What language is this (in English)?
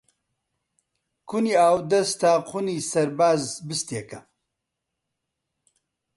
Central Kurdish